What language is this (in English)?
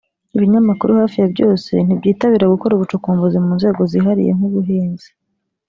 Kinyarwanda